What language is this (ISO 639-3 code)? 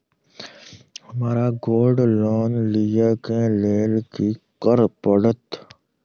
mai